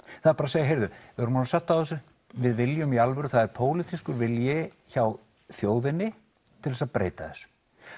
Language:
Icelandic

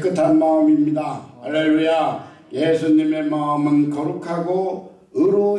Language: Korean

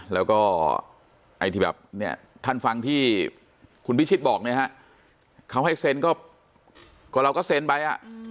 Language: Thai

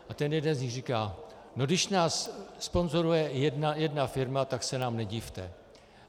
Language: Czech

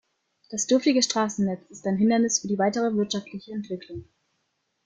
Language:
German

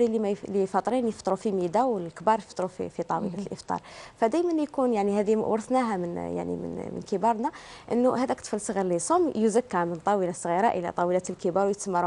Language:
Arabic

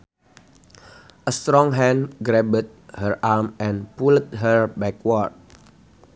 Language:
Sundanese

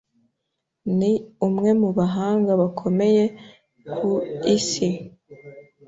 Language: Kinyarwanda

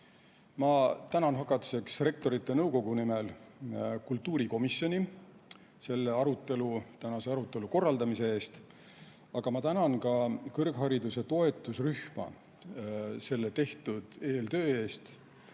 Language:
Estonian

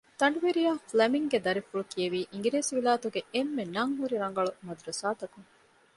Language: Divehi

